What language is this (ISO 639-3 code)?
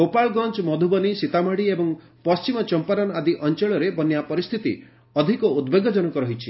ori